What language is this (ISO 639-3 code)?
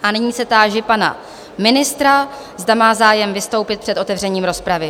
ces